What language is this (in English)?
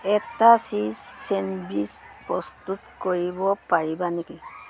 Assamese